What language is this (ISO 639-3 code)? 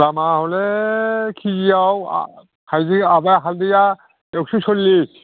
brx